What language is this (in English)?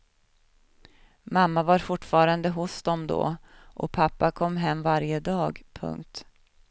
Swedish